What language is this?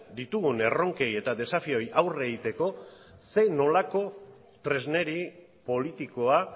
Basque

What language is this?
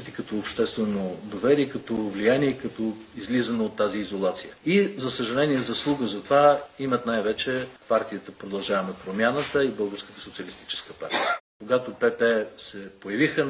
Bulgarian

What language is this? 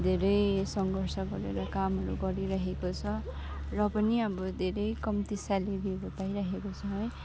Nepali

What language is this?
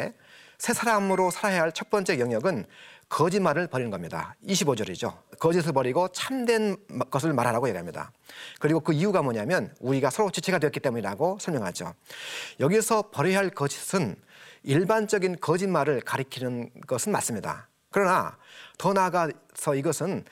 Korean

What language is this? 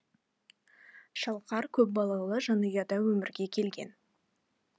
Kazakh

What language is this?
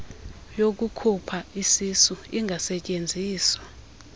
Xhosa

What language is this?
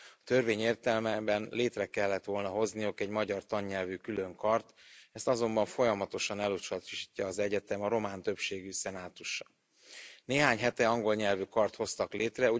Hungarian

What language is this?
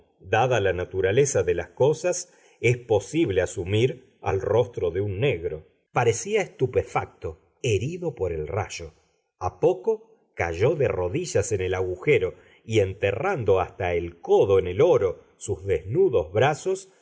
Spanish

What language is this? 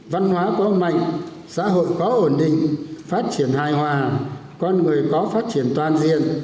Vietnamese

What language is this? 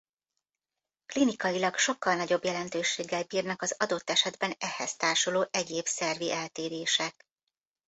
Hungarian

